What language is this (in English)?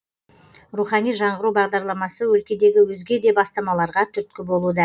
Kazakh